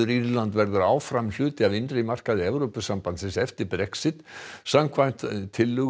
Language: Icelandic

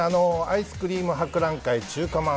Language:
Japanese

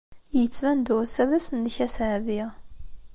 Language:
Kabyle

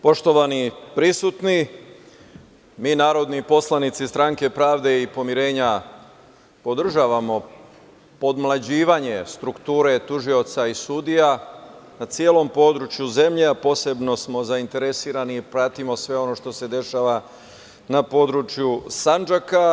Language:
Serbian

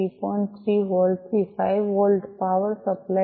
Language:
Gujarati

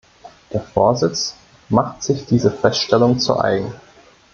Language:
German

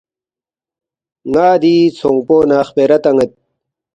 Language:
Balti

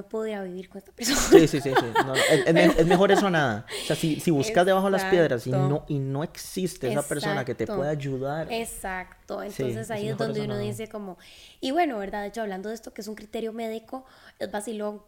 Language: Spanish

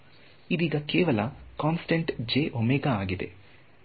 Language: Kannada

